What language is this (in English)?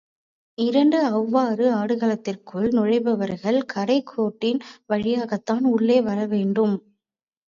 Tamil